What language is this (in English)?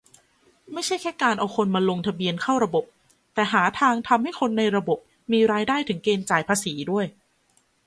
Thai